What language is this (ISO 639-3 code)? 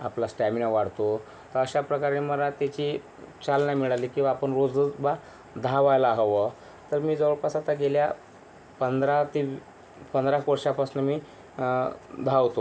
mar